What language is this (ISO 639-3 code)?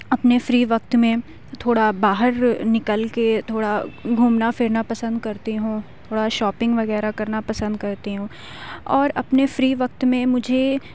urd